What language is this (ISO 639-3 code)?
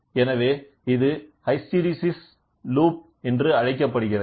tam